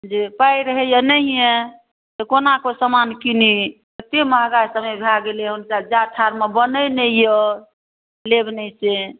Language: Maithili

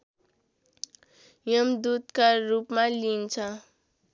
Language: Nepali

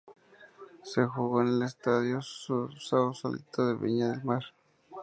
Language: Spanish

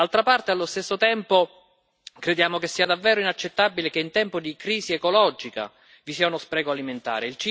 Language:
Italian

